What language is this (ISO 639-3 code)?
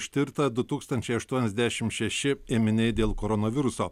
lit